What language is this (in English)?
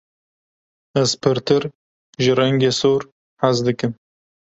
Kurdish